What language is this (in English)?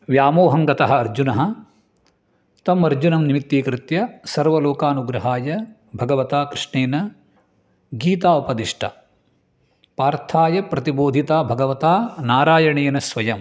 Sanskrit